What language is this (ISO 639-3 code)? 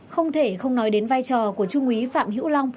vie